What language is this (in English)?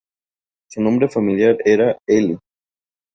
Spanish